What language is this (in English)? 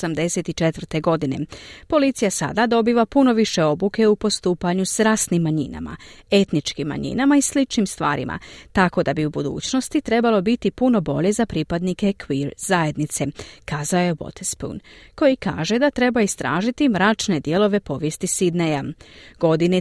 Croatian